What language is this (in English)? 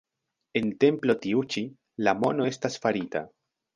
Esperanto